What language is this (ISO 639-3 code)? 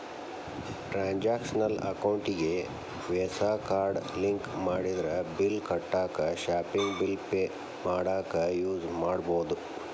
kan